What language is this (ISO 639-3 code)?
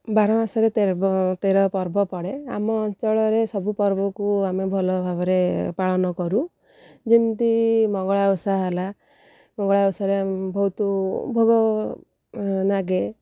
ori